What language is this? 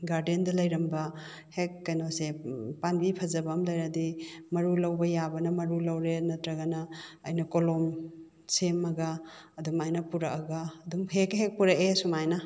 Manipuri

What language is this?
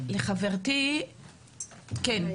Hebrew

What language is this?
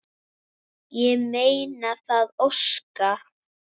Icelandic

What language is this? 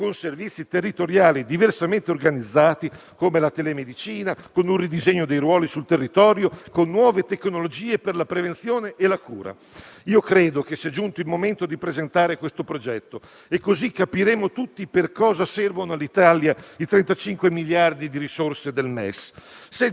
Italian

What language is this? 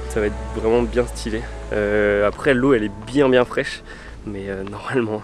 French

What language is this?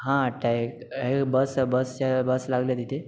Marathi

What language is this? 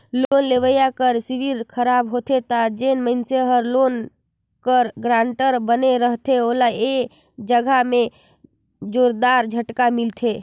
Chhattisgarhi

